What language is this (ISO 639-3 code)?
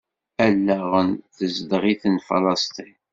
kab